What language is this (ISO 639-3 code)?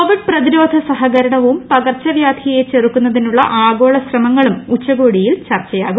mal